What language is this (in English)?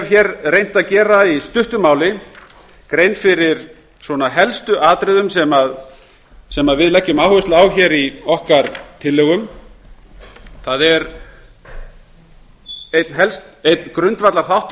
Icelandic